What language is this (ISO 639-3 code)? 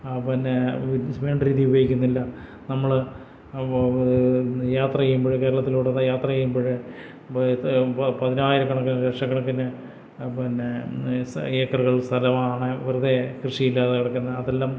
mal